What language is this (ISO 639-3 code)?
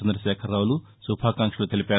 tel